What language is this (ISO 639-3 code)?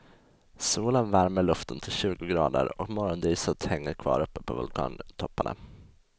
swe